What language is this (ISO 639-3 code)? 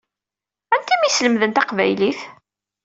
kab